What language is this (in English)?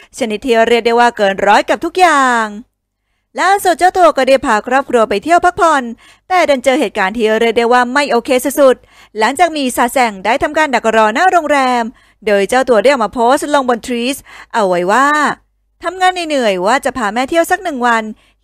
Thai